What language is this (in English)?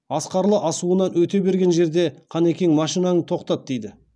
Kazakh